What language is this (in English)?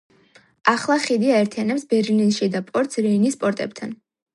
Georgian